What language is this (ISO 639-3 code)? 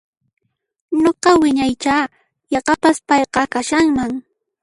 qxp